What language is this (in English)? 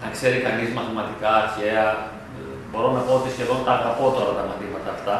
Greek